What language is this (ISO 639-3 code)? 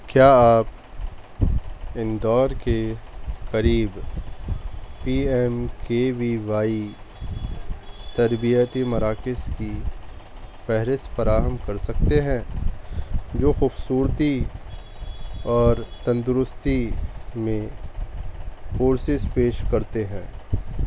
urd